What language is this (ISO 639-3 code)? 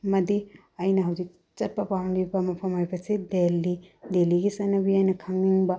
mni